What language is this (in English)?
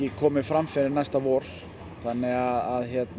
Icelandic